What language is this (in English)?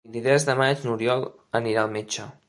Catalan